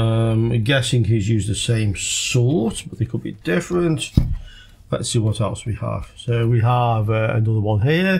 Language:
English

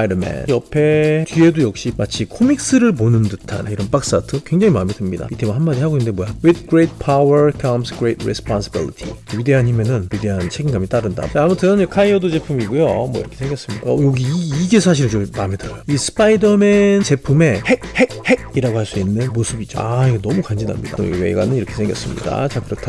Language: Korean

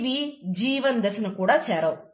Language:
Telugu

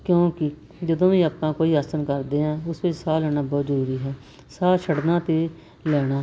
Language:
Punjabi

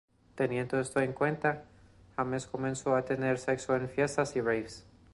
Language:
Spanish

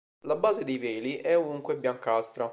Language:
Italian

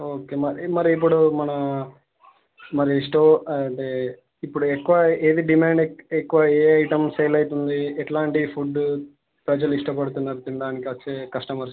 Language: Telugu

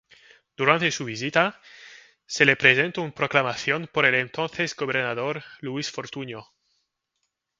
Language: Spanish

